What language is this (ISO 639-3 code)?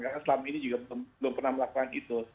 ind